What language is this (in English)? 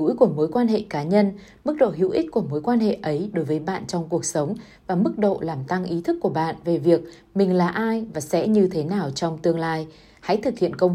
Vietnamese